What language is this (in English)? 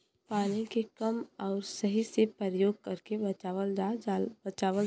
Bhojpuri